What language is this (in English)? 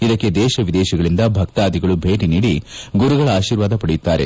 Kannada